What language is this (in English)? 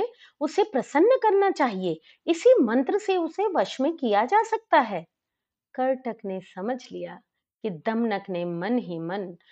Hindi